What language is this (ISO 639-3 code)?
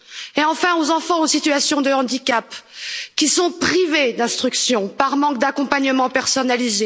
fra